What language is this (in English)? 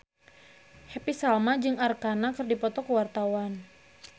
Sundanese